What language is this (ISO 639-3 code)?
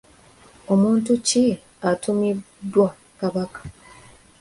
lug